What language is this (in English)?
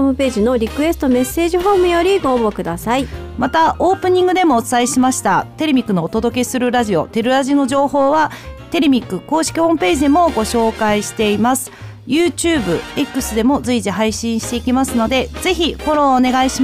Japanese